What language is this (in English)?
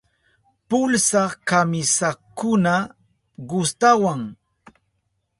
Southern Pastaza Quechua